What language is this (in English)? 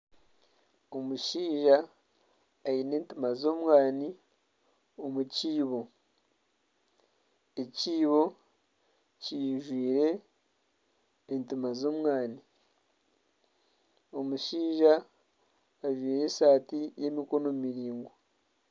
Nyankole